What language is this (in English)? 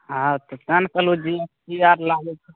Maithili